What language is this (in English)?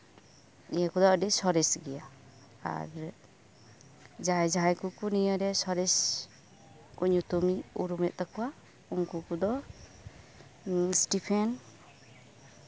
Santali